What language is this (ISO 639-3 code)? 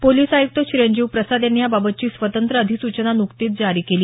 mar